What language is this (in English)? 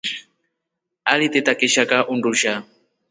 Rombo